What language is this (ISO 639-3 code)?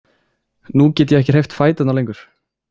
isl